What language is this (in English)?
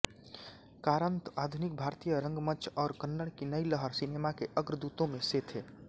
Hindi